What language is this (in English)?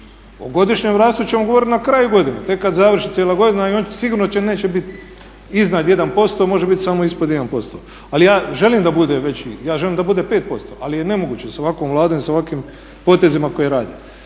Croatian